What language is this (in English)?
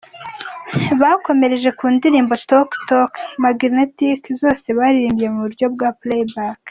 Kinyarwanda